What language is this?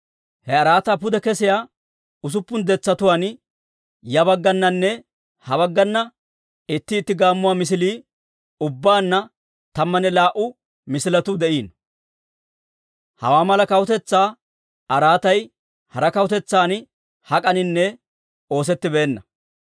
Dawro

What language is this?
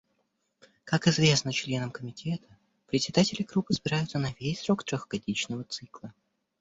Russian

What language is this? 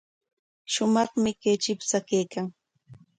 Corongo Ancash Quechua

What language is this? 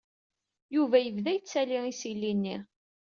Kabyle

